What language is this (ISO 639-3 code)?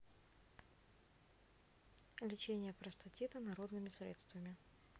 rus